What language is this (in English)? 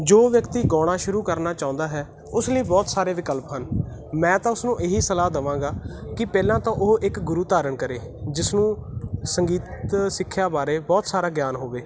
Punjabi